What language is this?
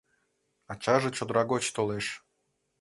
Mari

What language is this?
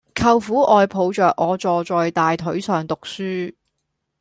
Cantonese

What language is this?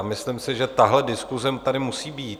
Czech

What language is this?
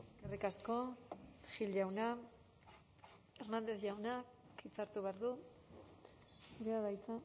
Basque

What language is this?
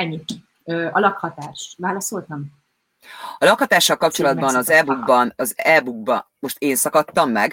Hungarian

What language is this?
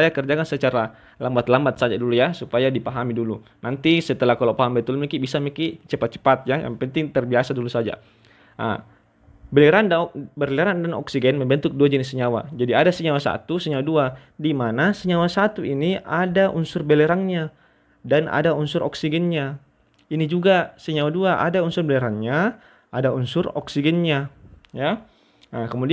Indonesian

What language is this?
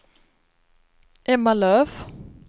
Swedish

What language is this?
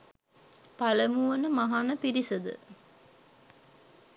Sinhala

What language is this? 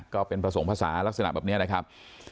Thai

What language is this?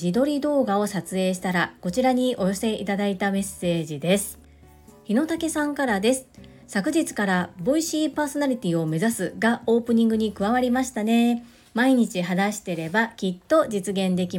Japanese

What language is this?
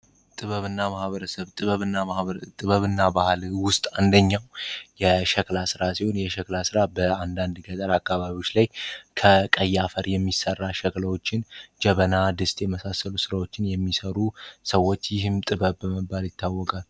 Amharic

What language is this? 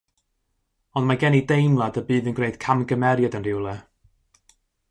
Welsh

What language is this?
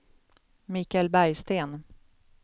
Swedish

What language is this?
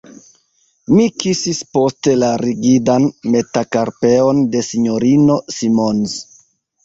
Esperanto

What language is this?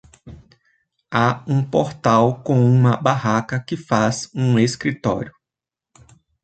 Portuguese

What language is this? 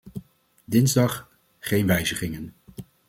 Dutch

